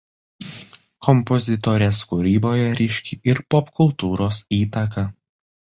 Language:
Lithuanian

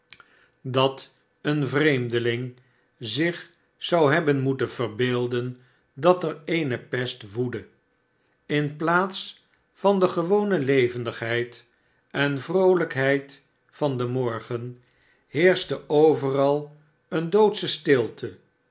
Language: Dutch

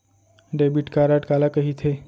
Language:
Chhattisgarhi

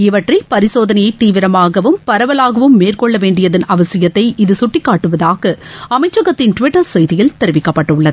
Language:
Tamil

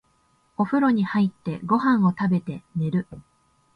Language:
Japanese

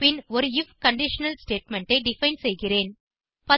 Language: Tamil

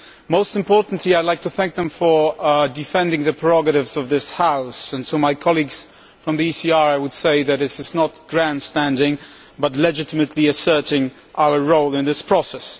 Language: English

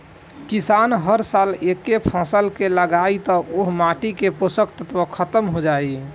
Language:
Bhojpuri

